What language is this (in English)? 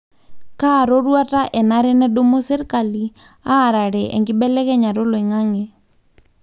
Masai